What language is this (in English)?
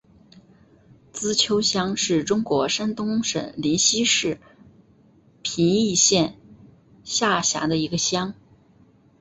Chinese